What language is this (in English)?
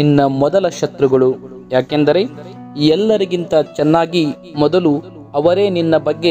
Arabic